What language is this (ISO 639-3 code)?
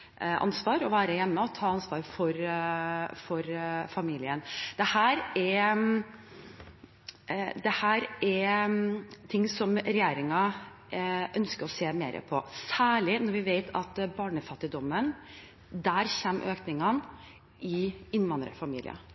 nob